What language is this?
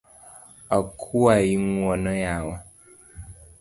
Luo (Kenya and Tanzania)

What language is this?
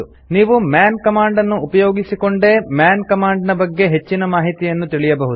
Kannada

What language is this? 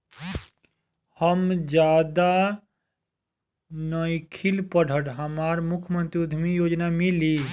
Bhojpuri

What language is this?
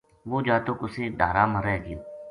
Gujari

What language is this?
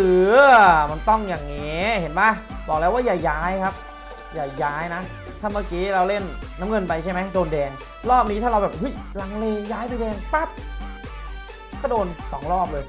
Thai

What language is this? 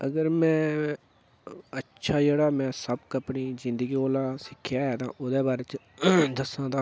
Dogri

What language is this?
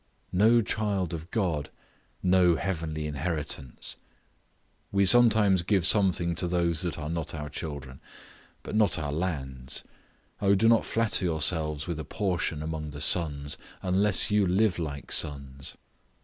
English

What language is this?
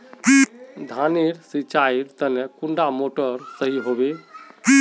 Magahi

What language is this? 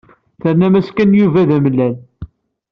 Kabyle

